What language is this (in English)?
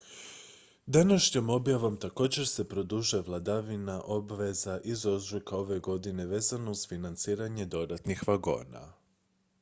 Croatian